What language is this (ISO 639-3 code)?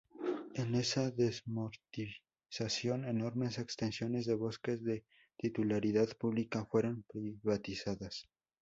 spa